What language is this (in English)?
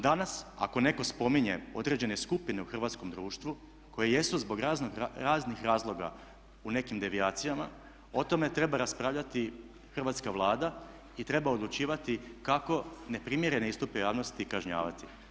Croatian